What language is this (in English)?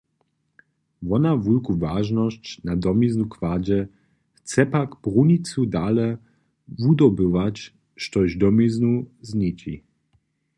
Upper Sorbian